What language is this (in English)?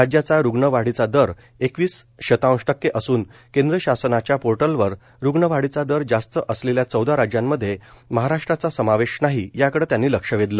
Marathi